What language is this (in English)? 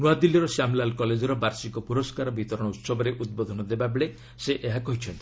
Odia